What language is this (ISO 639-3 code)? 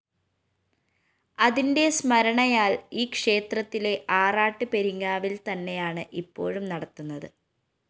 mal